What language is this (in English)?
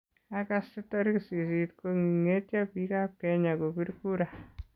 Kalenjin